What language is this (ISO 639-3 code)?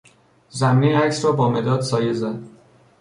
fas